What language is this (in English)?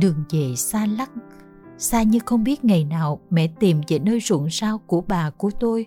Vietnamese